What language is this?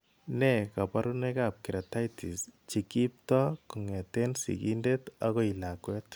Kalenjin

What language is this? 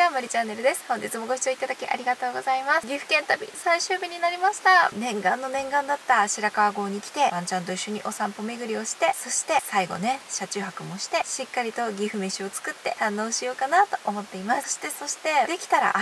Japanese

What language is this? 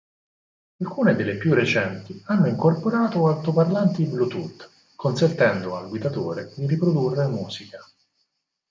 Italian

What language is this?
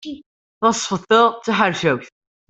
Kabyle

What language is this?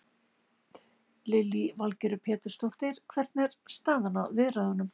Icelandic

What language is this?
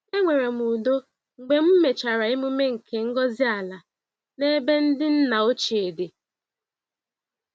Igbo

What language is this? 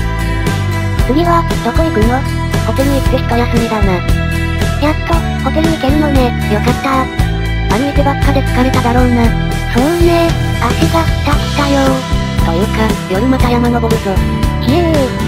Japanese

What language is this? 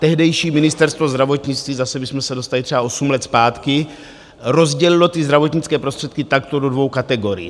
Czech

